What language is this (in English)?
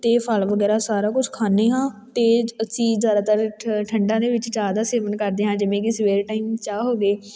Punjabi